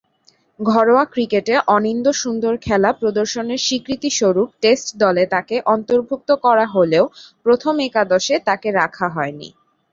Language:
Bangla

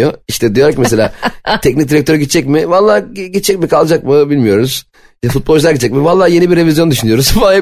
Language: Turkish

